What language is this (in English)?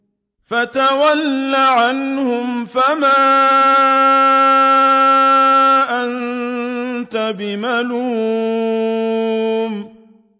Arabic